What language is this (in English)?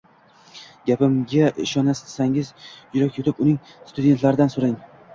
Uzbek